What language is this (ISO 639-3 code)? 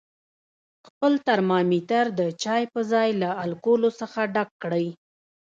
pus